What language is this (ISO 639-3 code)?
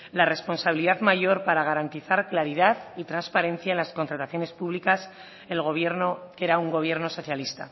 spa